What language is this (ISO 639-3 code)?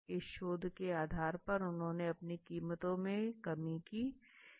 hin